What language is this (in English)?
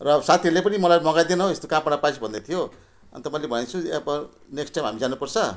Nepali